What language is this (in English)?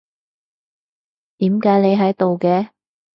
Cantonese